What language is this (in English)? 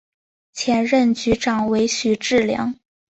Chinese